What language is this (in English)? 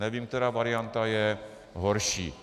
Czech